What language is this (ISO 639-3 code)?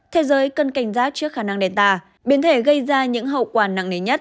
vie